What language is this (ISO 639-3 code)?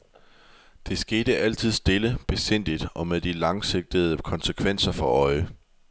dan